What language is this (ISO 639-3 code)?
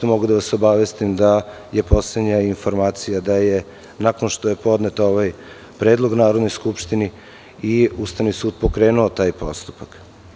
srp